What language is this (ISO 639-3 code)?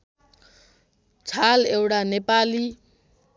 nep